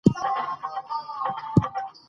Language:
Pashto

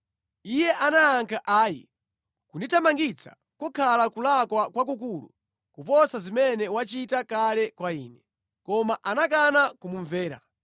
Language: Nyanja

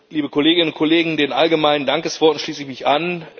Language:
German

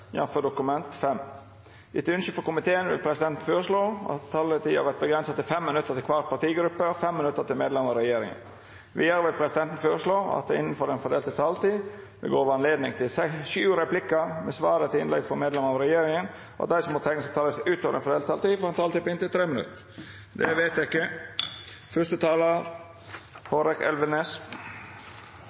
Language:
Norwegian Nynorsk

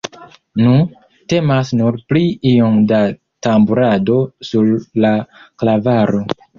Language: Esperanto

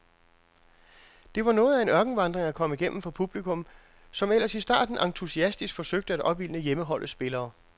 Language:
Danish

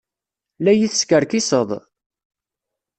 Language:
Kabyle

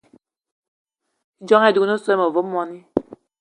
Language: Eton (Cameroon)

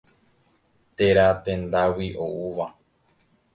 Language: Guarani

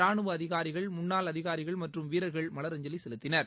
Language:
Tamil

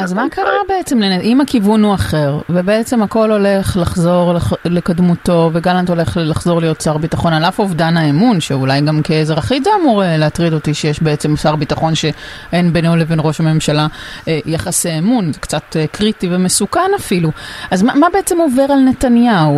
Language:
Hebrew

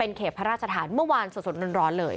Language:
Thai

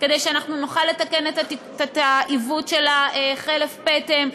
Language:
Hebrew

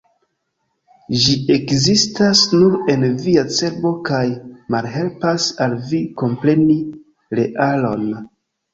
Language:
Esperanto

